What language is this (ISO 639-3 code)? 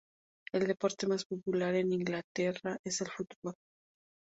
spa